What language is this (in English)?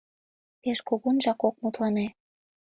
Mari